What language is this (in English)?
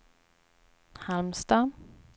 Swedish